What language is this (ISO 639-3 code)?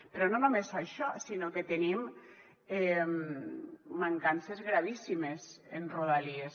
cat